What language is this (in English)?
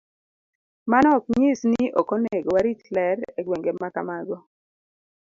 Luo (Kenya and Tanzania)